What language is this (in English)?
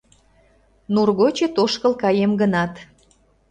Mari